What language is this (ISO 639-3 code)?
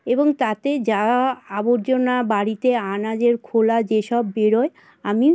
ben